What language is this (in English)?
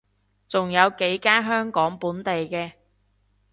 Cantonese